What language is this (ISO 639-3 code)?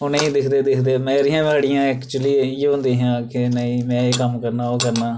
doi